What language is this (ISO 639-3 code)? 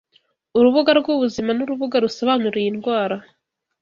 kin